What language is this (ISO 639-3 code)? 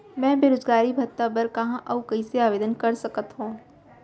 hne